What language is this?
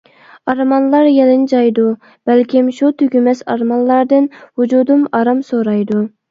Uyghur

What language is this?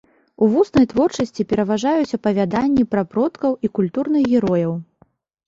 Belarusian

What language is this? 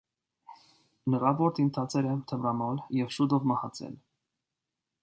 Armenian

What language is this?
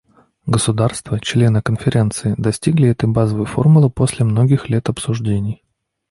Russian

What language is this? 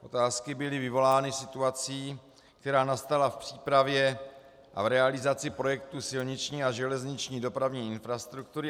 Czech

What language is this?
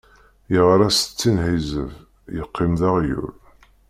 Kabyle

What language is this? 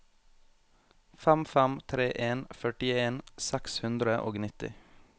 Norwegian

